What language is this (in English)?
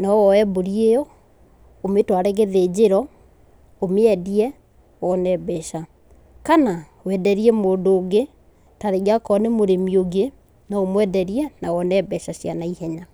Kikuyu